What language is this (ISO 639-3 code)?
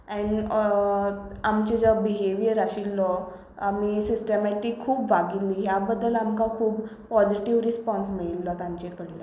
kok